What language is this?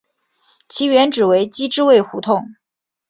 Chinese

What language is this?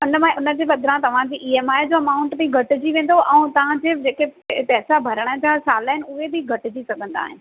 Sindhi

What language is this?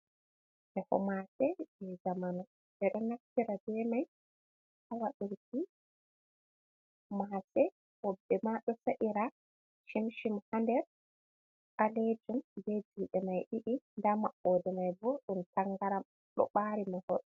Fula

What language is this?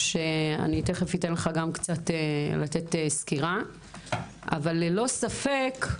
Hebrew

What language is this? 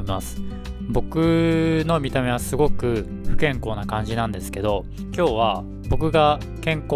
Japanese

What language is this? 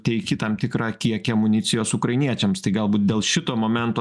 Lithuanian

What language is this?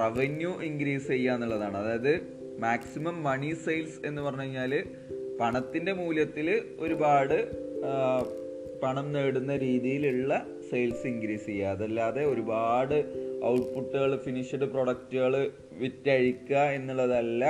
Malayalam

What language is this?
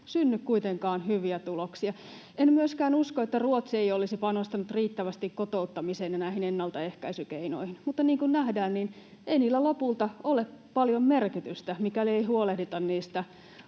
Finnish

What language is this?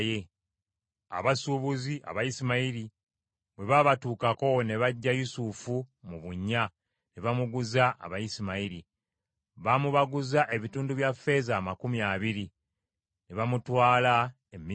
Ganda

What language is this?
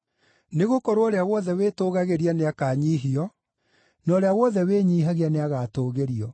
Kikuyu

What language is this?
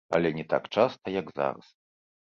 Belarusian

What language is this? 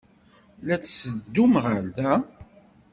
Kabyle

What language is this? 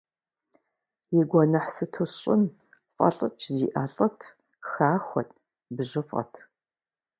Kabardian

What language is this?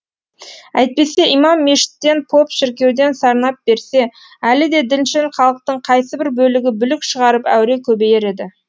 Kazakh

